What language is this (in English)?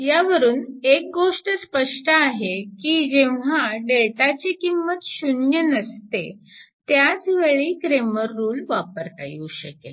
Marathi